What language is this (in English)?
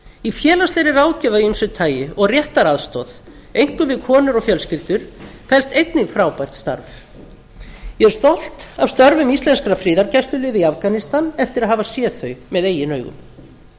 Icelandic